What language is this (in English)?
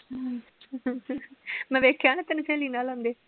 Punjabi